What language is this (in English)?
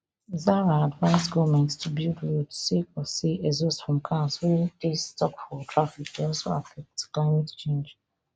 Nigerian Pidgin